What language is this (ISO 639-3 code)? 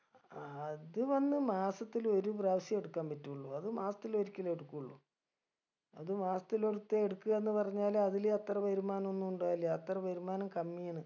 mal